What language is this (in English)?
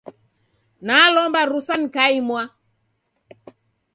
Taita